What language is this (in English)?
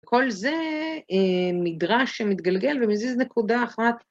Hebrew